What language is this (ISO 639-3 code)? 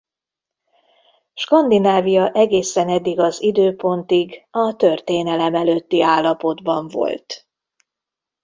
hun